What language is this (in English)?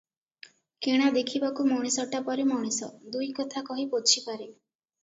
Odia